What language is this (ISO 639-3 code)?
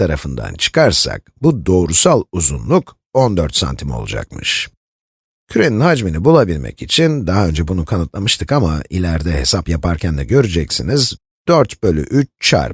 tur